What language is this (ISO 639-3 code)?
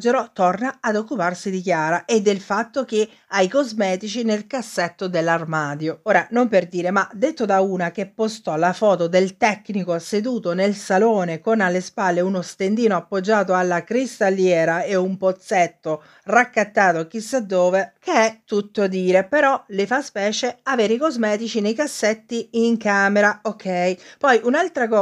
ita